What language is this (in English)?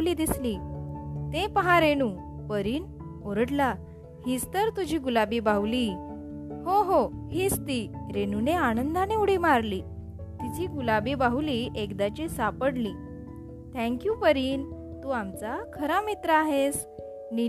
Marathi